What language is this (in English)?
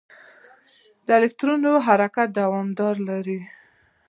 Pashto